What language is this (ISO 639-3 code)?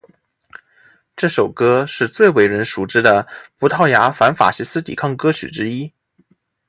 zho